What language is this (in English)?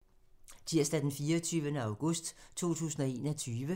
Danish